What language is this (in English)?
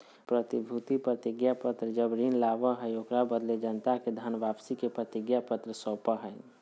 Magahi